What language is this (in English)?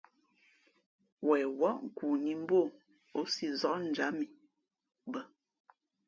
Fe'fe'